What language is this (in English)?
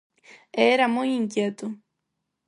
Galician